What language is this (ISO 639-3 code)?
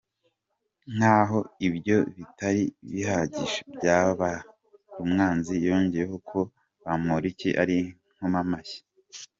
kin